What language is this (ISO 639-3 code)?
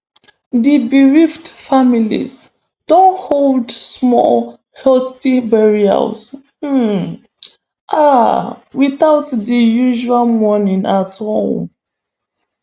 pcm